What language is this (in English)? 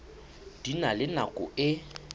Southern Sotho